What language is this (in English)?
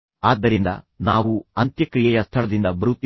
Kannada